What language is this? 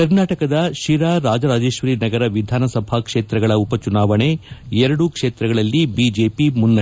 Kannada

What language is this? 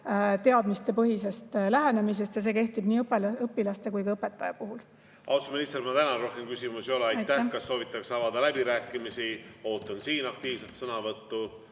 Estonian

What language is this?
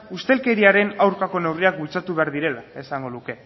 Basque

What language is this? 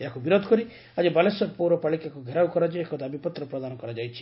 Odia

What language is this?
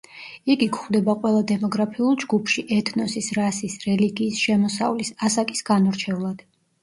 Georgian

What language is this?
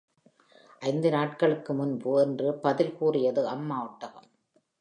Tamil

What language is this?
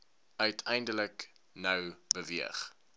Afrikaans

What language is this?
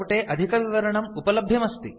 Sanskrit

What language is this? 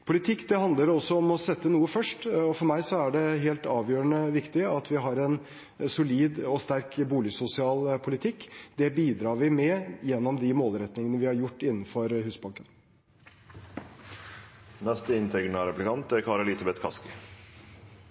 Norwegian Bokmål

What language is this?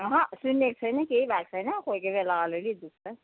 Nepali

